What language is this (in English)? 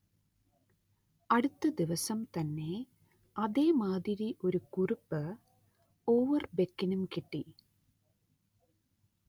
Malayalam